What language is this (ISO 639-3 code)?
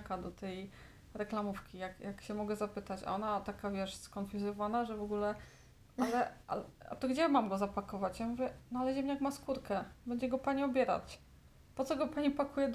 pol